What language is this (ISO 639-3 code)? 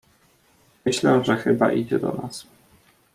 pol